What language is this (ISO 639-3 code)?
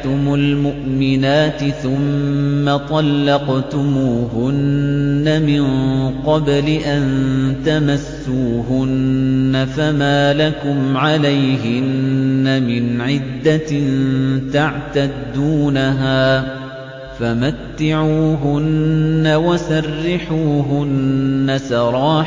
ara